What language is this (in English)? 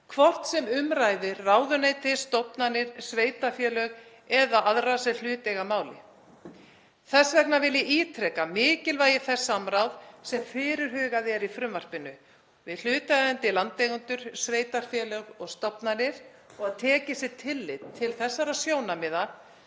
Icelandic